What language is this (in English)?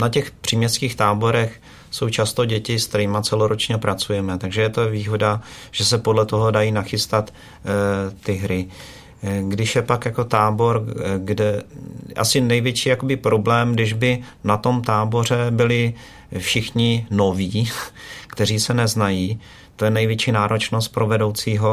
Czech